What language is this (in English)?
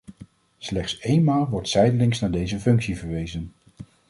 Dutch